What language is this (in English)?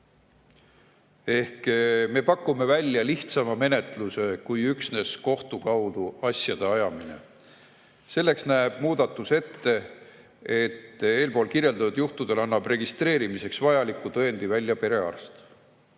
Estonian